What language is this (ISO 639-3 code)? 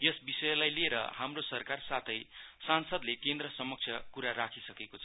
nep